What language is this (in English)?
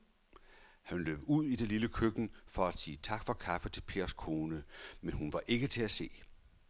Danish